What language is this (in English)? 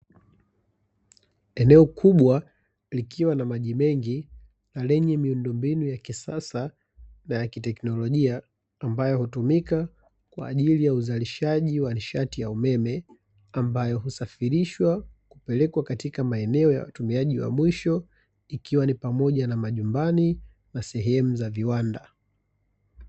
Swahili